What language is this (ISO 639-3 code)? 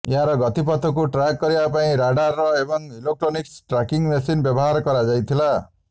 ori